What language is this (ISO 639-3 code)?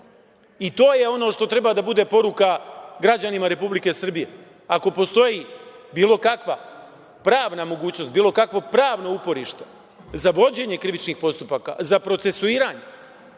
srp